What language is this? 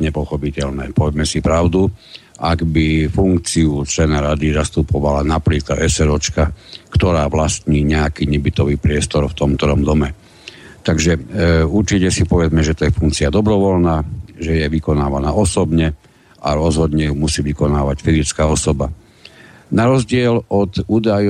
Slovak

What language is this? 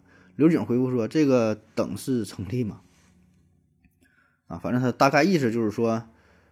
Chinese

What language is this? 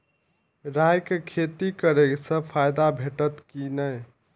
Maithili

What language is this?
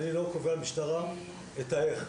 Hebrew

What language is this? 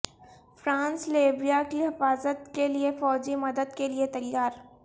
Urdu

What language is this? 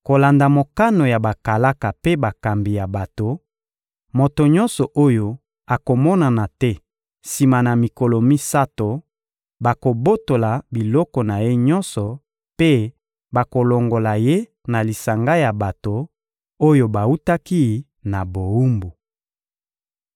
Lingala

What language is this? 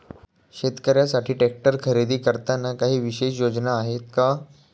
Marathi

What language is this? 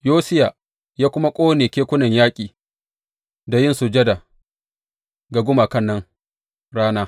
Hausa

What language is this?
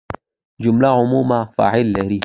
Pashto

